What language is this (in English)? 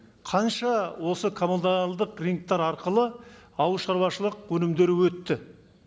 Kazakh